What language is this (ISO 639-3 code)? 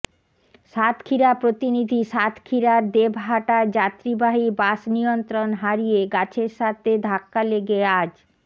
ben